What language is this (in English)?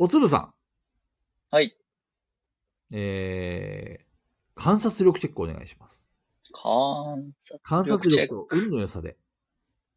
Japanese